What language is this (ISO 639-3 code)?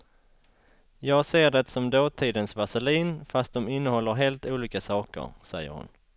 swe